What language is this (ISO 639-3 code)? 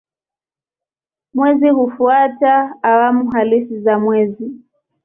swa